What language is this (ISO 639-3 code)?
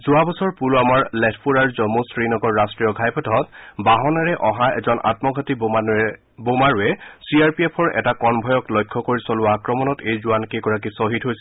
asm